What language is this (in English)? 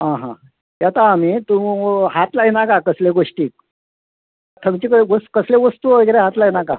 Konkani